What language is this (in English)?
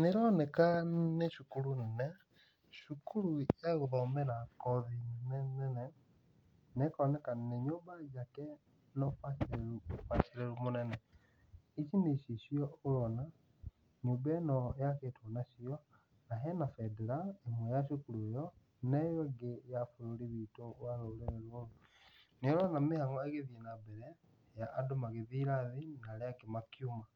Kikuyu